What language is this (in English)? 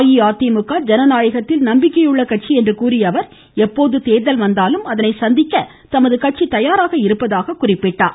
Tamil